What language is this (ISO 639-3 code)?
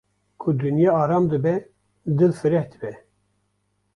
kur